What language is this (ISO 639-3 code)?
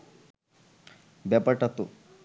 ben